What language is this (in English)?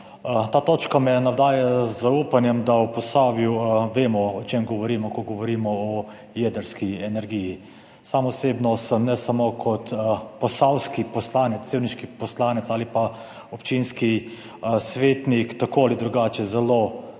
Slovenian